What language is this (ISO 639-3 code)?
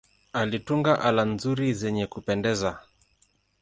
swa